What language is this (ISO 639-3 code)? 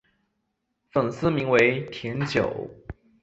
zho